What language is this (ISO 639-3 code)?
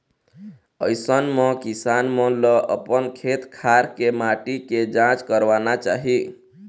hne